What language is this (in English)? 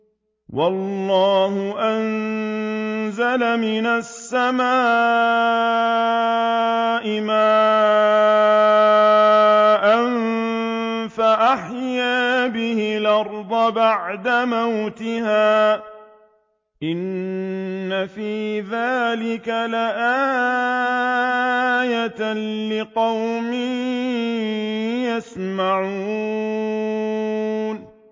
Arabic